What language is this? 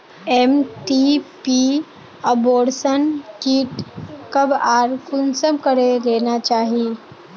Magahi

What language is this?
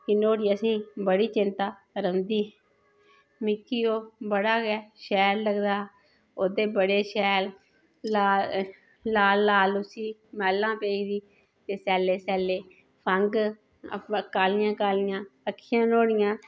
Dogri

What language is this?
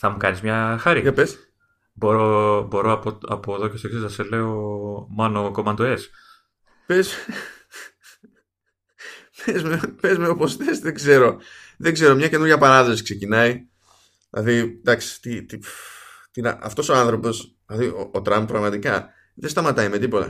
Greek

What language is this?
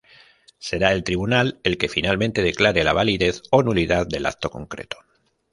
Spanish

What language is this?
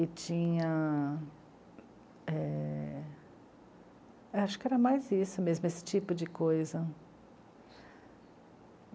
Portuguese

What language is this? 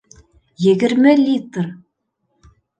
Bashkir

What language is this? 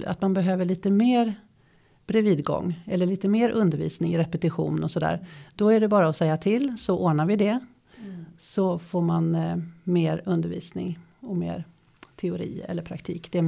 Swedish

